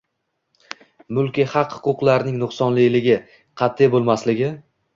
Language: Uzbek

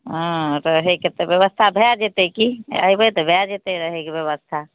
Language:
Maithili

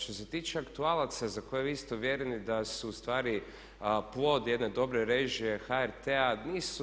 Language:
Croatian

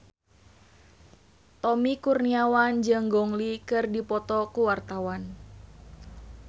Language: Sundanese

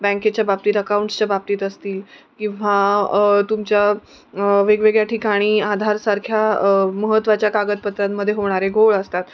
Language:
Marathi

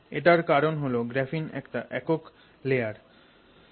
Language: Bangla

